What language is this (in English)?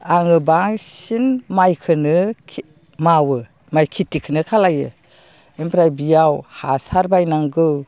Bodo